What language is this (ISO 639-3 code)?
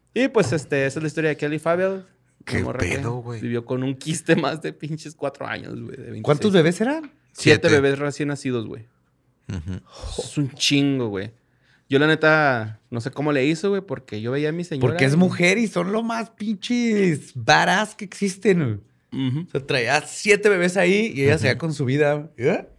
spa